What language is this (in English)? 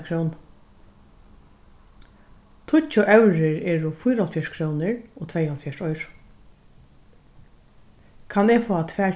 Faroese